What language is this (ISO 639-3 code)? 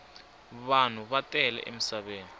tso